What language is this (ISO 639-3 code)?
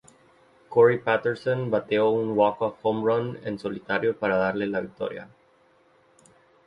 spa